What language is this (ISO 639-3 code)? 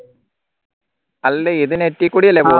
mal